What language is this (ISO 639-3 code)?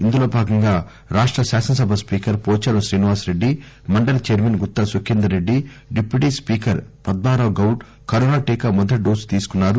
tel